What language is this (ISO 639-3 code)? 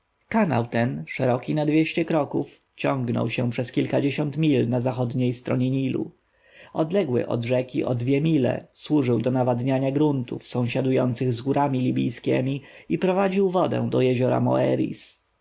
pol